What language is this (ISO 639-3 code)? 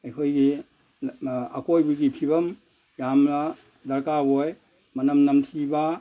mni